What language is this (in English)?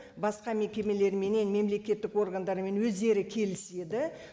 Kazakh